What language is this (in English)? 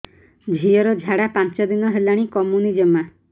Odia